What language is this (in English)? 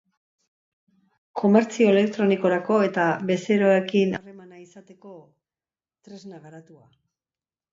Basque